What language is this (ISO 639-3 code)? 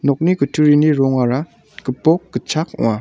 grt